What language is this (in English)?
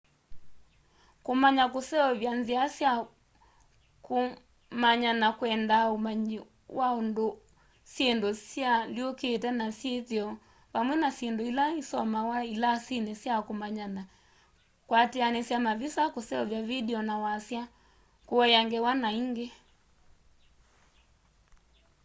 Kamba